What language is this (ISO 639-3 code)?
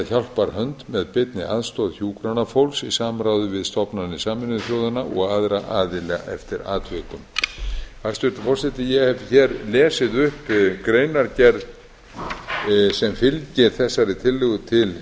isl